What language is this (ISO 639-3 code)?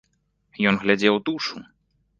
bel